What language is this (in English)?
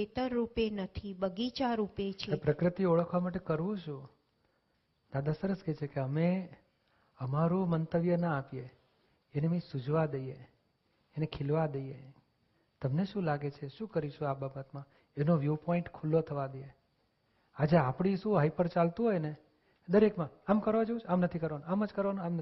Gujarati